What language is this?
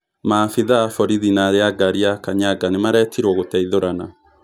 Kikuyu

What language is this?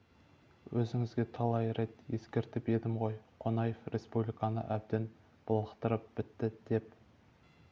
Kazakh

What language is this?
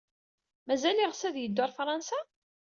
Kabyle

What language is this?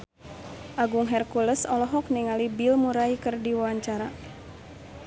Sundanese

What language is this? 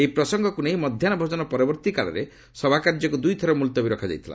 Odia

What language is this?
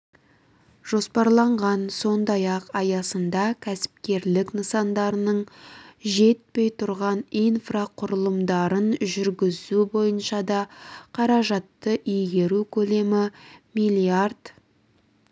Kazakh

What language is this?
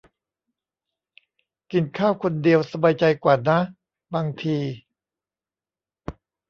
Thai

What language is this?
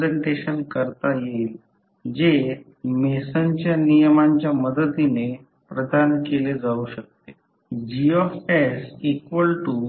Marathi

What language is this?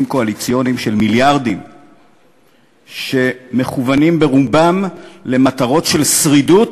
Hebrew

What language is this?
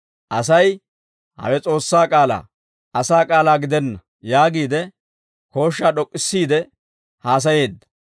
Dawro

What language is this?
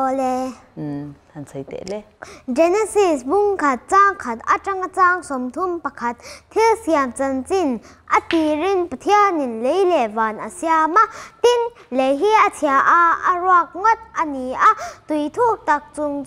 Korean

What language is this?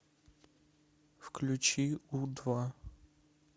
Russian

